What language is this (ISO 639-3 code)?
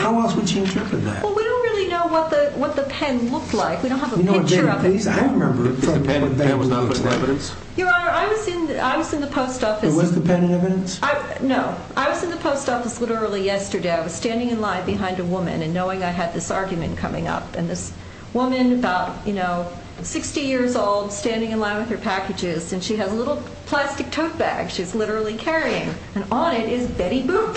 eng